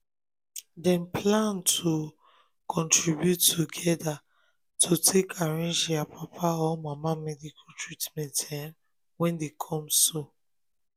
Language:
Nigerian Pidgin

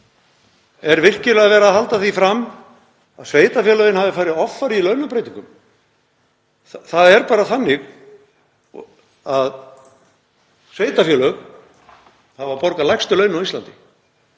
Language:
Icelandic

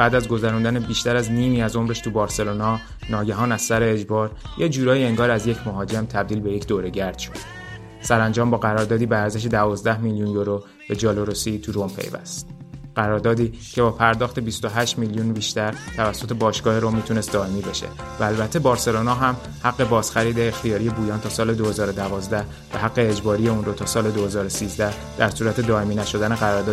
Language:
Persian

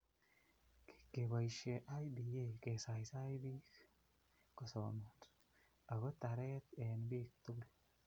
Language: Kalenjin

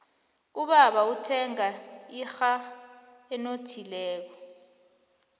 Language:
South Ndebele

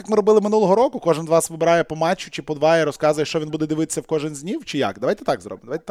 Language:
Ukrainian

